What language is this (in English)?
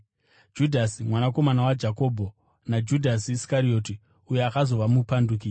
Shona